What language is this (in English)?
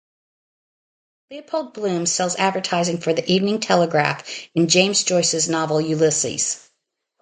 English